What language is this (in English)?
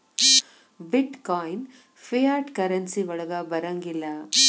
Kannada